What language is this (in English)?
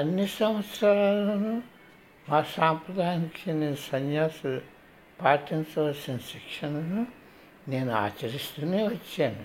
Telugu